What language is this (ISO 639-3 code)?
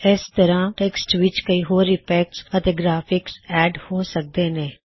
pan